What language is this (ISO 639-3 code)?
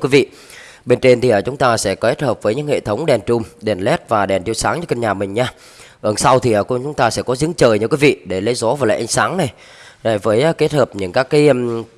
vie